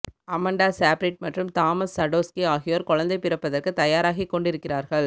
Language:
Tamil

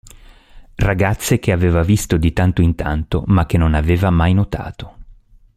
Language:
Italian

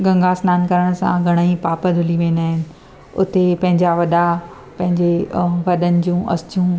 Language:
Sindhi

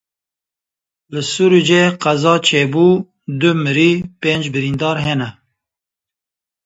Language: Kurdish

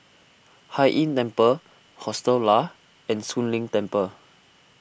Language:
English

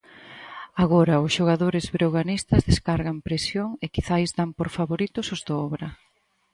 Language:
Galician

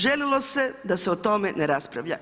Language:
Croatian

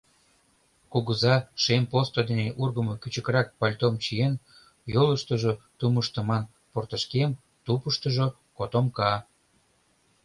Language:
Mari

